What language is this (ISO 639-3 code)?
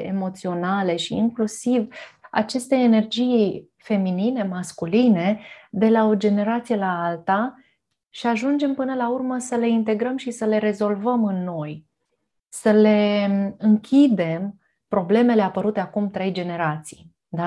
ron